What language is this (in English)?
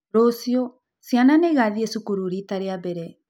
Kikuyu